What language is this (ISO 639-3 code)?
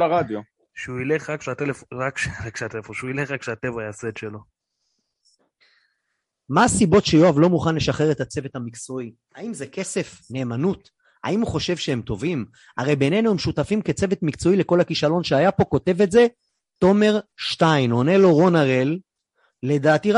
heb